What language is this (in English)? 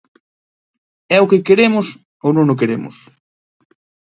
Galician